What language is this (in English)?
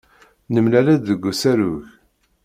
Kabyle